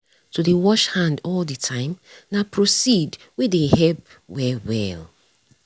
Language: Nigerian Pidgin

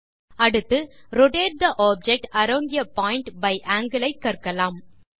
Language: Tamil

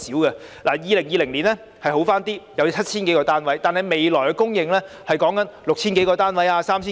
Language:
Cantonese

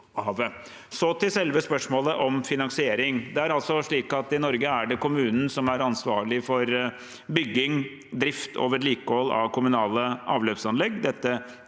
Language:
Norwegian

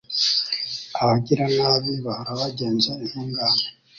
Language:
Kinyarwanda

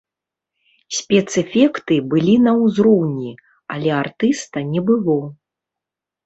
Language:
Belarusian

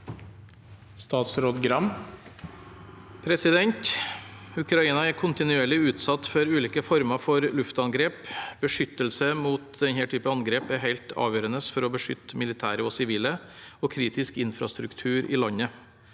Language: Norwegian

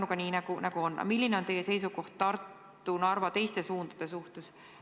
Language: Estonian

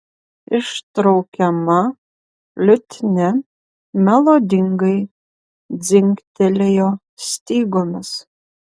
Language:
Lithuanian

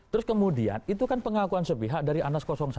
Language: Indonesian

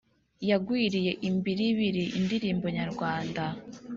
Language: Kinyarwanda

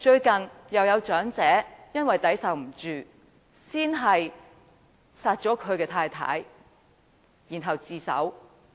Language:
Cantonese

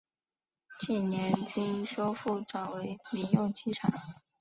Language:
Chinese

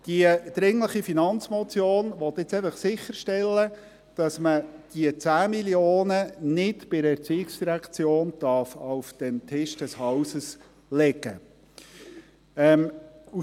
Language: Swiss German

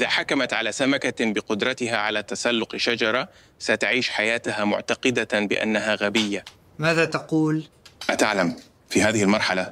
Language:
Arabic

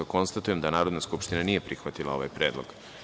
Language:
Serbian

